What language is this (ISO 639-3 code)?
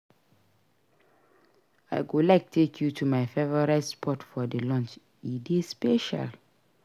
pcm